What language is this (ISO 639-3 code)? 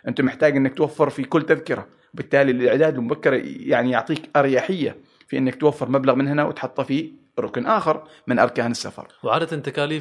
ara